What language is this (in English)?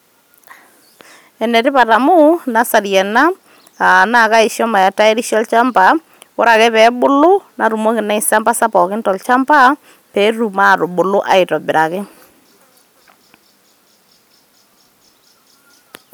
Masai